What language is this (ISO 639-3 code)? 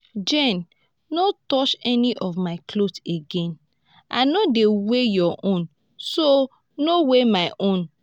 pcm